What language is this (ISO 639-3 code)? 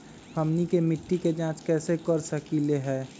mag